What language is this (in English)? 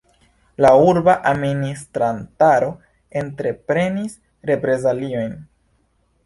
Esperanto